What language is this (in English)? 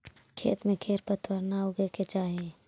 Magahi